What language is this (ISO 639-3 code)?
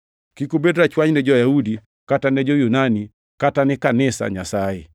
luo